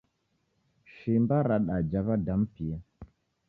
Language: Taita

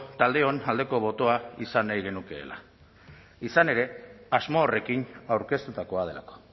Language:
Basque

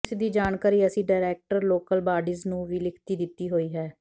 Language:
Punjabi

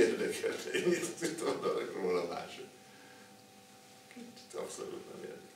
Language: Hungarian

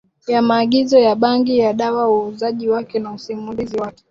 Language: Swahili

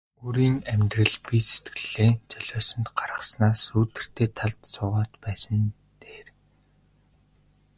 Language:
Mongolian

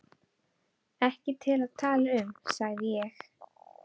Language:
Icelandic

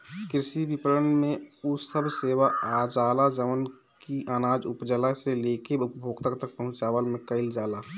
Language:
Bhojpuri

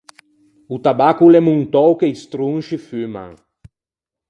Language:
Ligurian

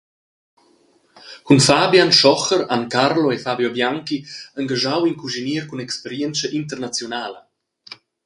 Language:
Romansh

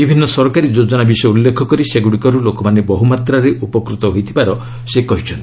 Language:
Odia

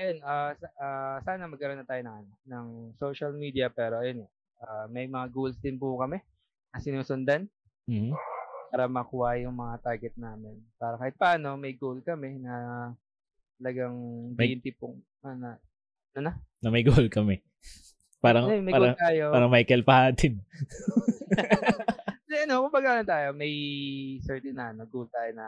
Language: Filipino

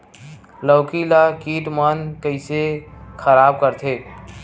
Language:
Chhattisgarhi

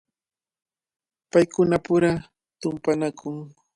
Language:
Cajatambo North Lima Quechua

